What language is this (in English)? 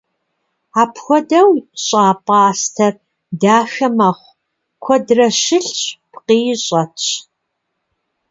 Kabardian